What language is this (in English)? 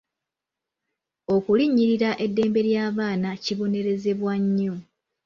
Ganda